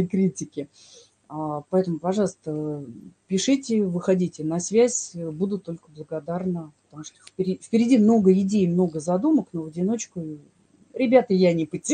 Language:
Russian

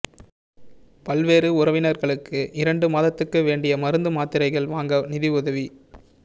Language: Tamil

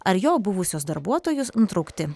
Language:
Lithuanian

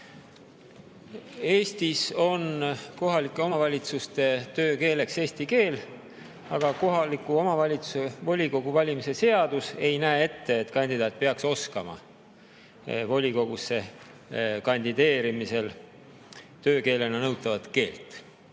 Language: Estonian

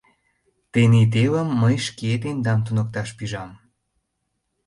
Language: Mari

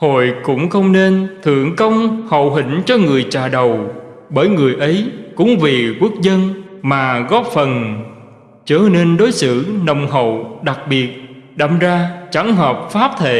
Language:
Vietnamese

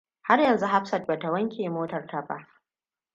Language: Hausa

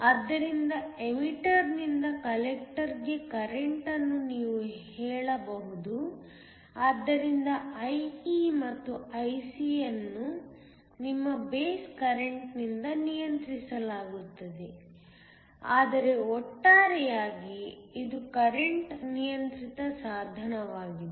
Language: Kannada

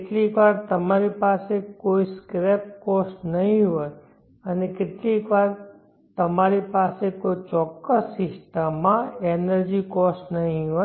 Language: Gujarati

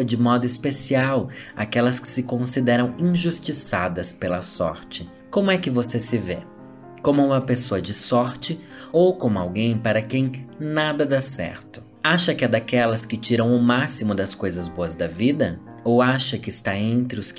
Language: Portuguese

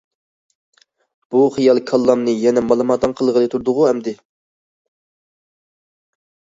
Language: Uyghur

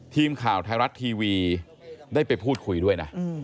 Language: Thai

